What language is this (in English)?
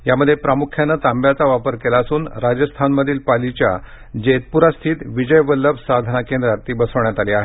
Marathi